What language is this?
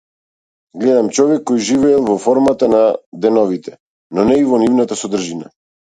Macedonian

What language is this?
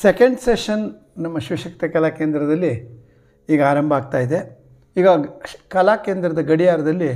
Romanian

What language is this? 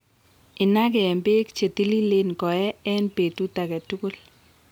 Kalenjin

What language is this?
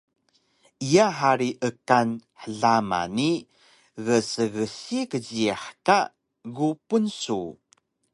Taroko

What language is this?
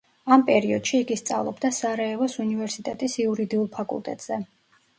Georgian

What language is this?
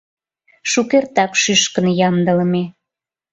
Mari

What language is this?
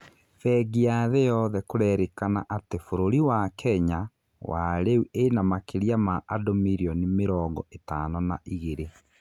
Kikuyu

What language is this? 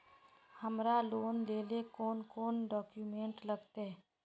Magahi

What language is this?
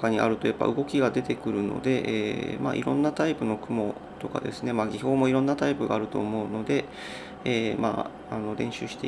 Japanese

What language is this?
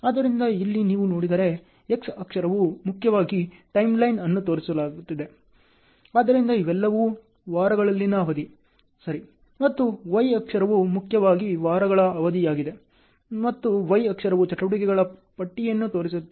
Kannada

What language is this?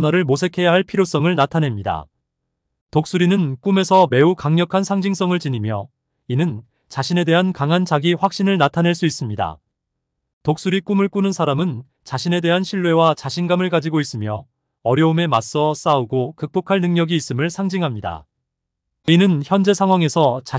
Korean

